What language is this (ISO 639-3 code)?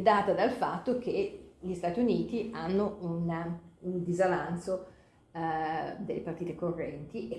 ita